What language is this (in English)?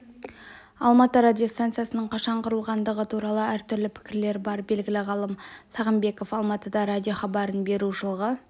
Kazakh